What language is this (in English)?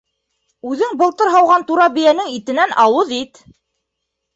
Bashkir